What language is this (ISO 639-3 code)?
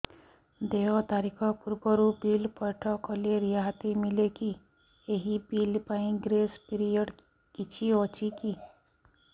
ori